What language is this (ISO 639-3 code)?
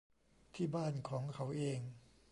tha